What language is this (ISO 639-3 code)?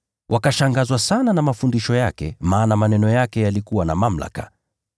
swa